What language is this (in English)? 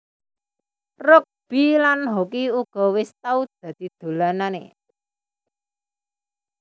Javanese